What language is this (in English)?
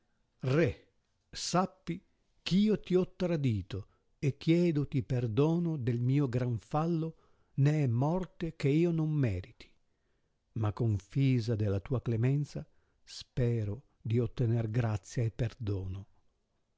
Italian